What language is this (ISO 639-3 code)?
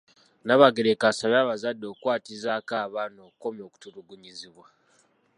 lug